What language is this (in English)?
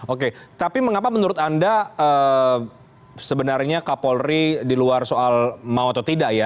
Indonesian